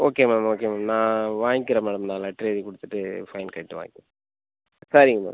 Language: Tamil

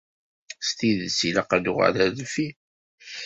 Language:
Kabyle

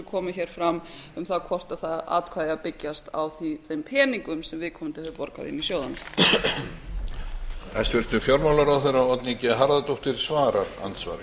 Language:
Icelandic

